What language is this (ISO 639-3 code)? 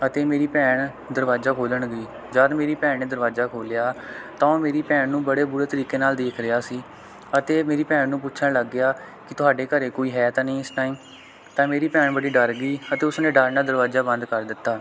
pan